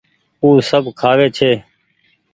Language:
Goaria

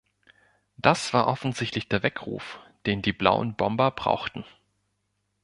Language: German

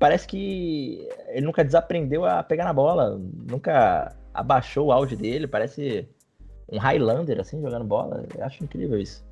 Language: Portuguese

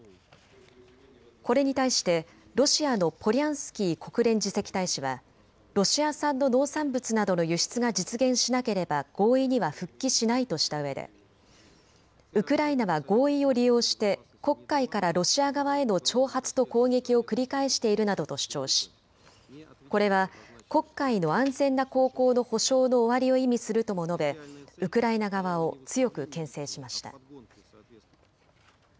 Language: Japanese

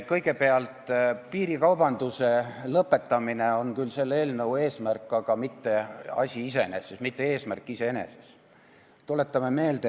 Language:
Estonian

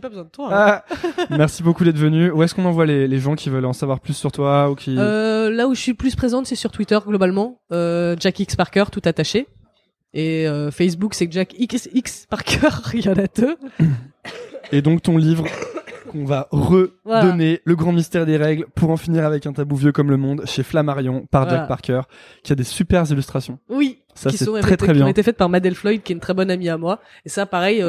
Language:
French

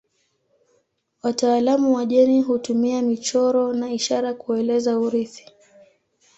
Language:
Swahili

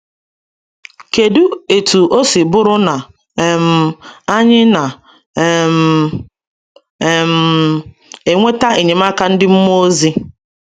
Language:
Igbo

